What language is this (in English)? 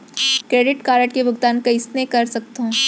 Chhattisgarhi